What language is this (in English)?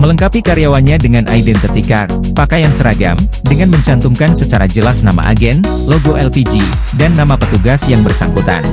Indonesian